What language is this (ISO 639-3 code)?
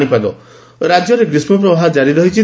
ori